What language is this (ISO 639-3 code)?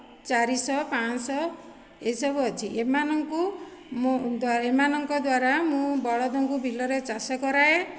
ori